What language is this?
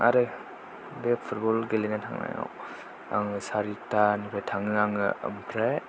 Bodo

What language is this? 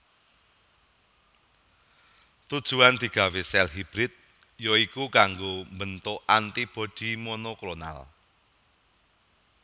Javanese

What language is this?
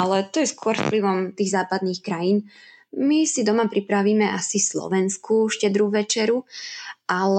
Slovak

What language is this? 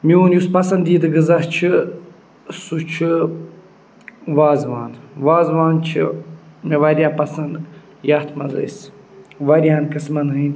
Kashmiri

